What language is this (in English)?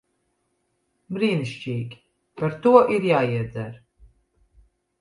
Latvian